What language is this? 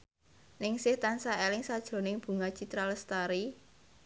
Javanese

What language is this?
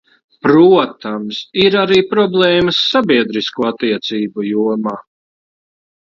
Latvian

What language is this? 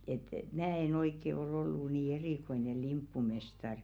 Finnish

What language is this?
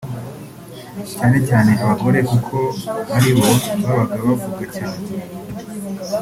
Kinyarwanda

